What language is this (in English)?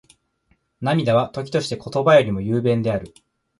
Japanese